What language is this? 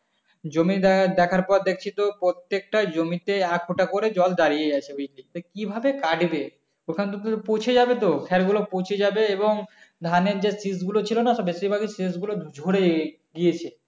Bangla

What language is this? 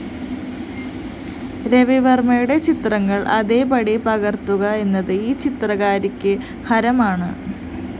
Malayalam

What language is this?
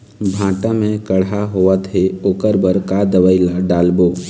Chhattisgarhi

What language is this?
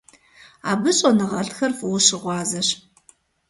Kabardian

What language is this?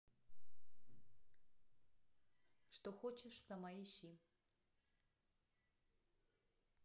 Russian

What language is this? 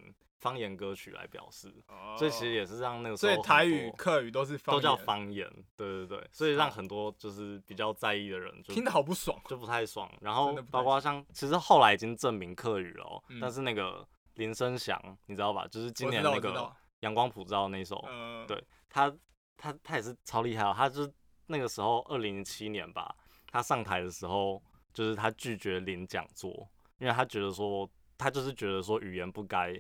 Chinese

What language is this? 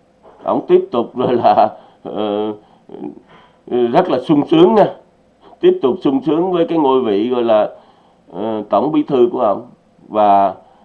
Vietnamese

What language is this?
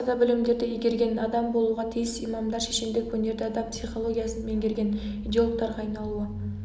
Kazakh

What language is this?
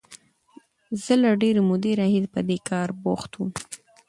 Pashto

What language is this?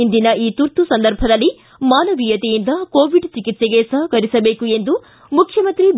Kannada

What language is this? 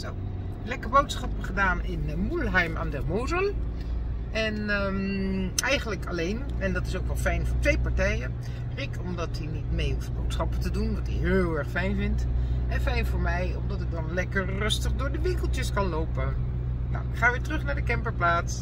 Dutch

